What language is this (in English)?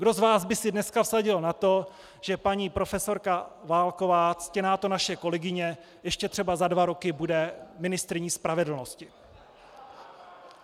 Czech